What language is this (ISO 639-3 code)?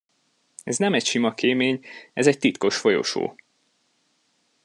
hun